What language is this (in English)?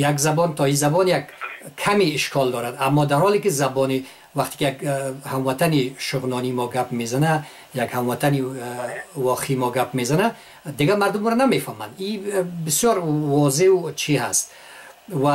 Persian